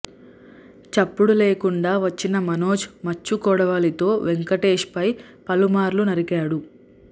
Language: Telugu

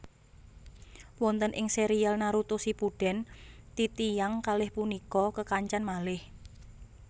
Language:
Javanese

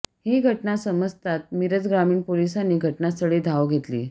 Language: Marathi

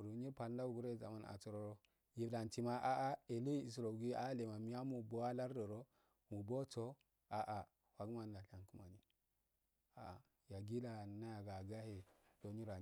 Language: Afade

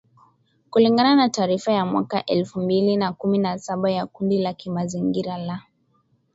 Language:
Swahili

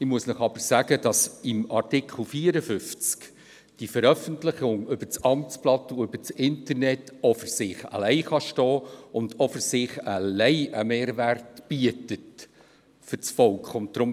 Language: Swiss German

